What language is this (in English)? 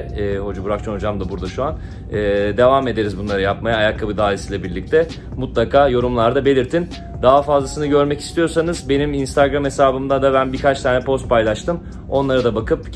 Turkish